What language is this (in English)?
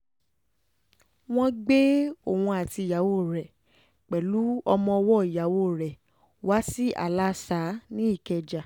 Yoruba